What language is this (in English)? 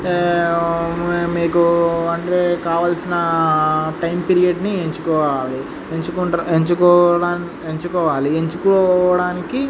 Telugu